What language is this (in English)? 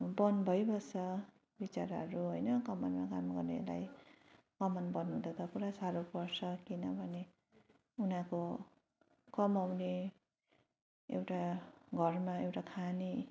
Nepali